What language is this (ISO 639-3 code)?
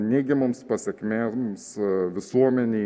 lit